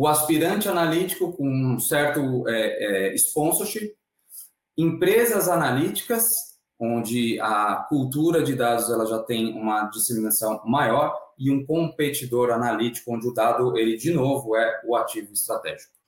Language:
Portuguese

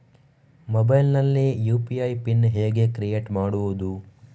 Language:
Kannada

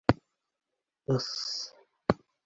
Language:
Bashkir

